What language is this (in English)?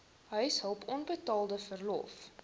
Afrikaans